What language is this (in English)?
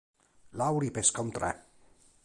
Italian